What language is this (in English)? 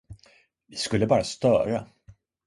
Swedish